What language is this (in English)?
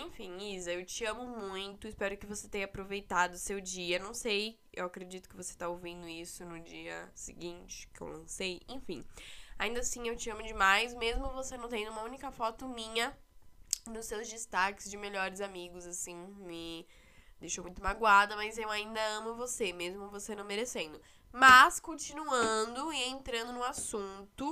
Portuguese